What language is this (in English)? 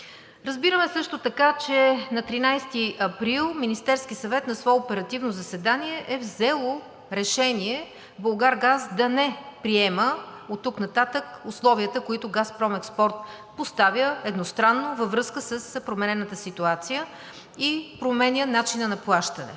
Bulgarian